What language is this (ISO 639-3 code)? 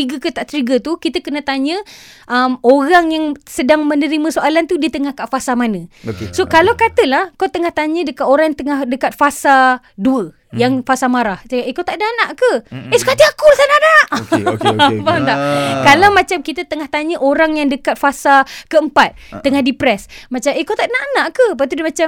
msa